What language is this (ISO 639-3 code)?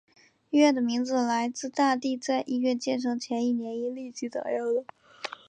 zho